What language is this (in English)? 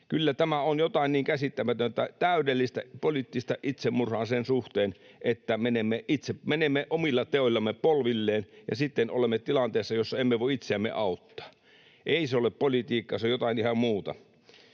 Finnish